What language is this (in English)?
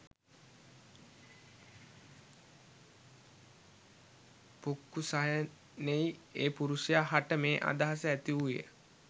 Sinhala